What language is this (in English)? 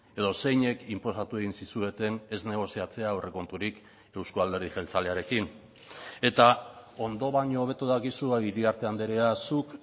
Basque